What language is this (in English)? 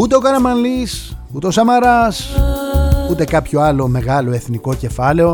Greek